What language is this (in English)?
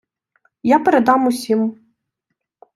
Ukrainian